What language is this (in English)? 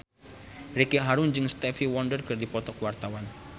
Sundanese